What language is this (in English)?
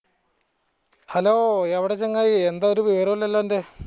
Malayalam